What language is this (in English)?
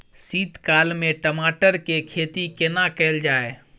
Maithili